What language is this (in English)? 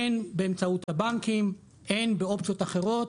Hebrew